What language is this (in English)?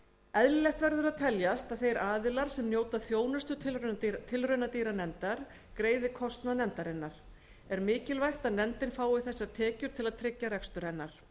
Icelandic